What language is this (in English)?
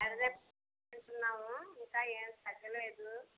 Telugu